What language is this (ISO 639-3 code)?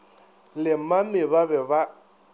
nso